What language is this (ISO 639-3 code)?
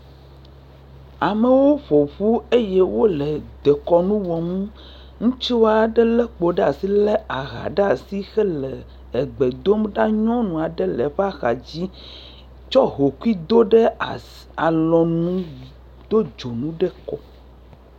ewe